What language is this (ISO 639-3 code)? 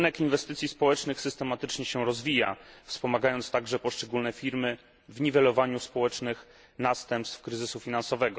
pol